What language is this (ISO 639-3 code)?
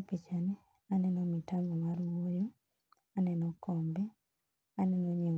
luo